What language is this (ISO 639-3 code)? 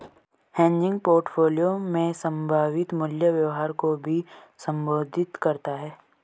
hin